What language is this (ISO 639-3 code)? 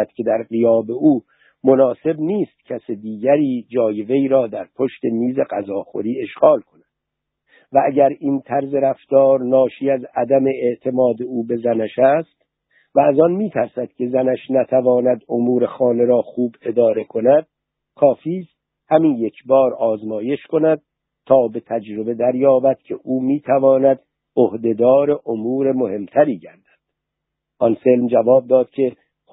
fas